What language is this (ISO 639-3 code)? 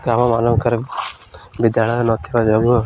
ori